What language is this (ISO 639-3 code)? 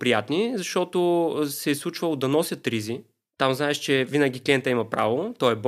bul